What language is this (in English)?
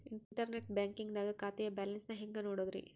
Kannada